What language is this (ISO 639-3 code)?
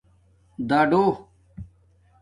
dmk